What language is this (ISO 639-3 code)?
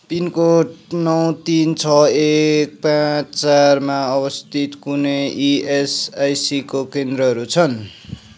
nep